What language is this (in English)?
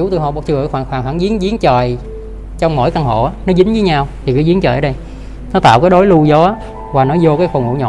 Vietnamese